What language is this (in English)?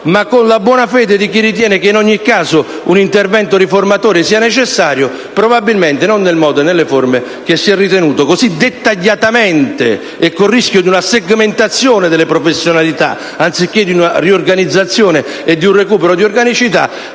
Italian